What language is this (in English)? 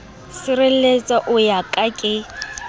Southern Sotho